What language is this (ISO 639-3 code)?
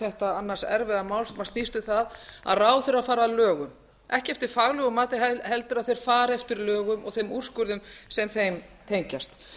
isl